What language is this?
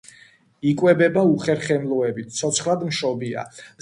Georgian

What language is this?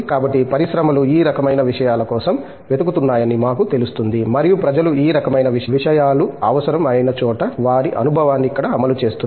Telugu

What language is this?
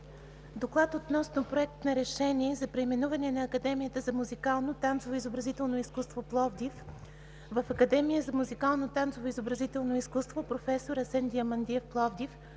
Bulgarian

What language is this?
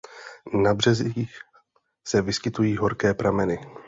Czech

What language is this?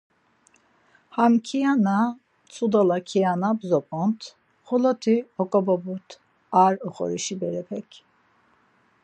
Laz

